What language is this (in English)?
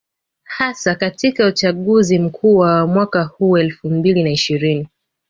Swahili